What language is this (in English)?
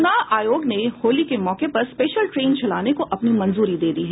Hindi